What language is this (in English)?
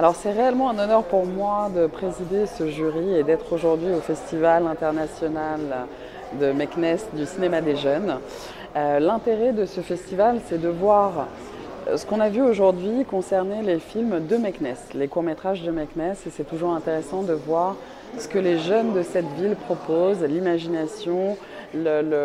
French